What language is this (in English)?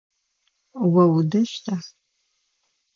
Adyghe